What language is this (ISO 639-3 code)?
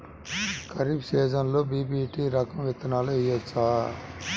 tel